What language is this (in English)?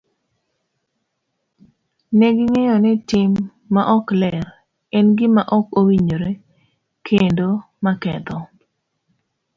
Luo (Kenya and Tanzania)